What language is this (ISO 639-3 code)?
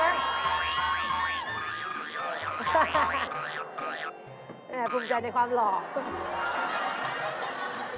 tha